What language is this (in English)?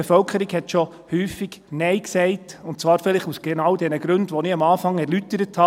Swiss German